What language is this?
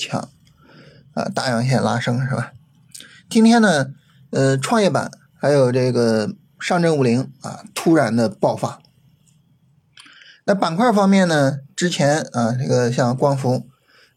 Chinese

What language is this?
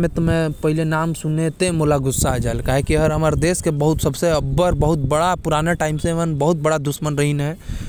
Korwa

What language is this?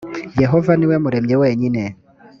Kinyarwanda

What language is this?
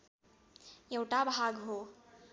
Nepali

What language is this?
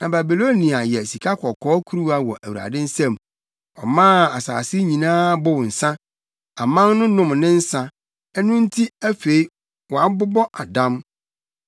Akan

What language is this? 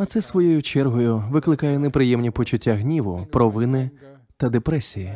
Ukrainian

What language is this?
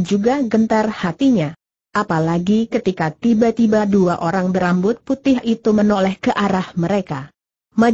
Indonesian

